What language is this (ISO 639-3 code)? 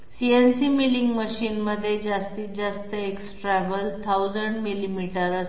mar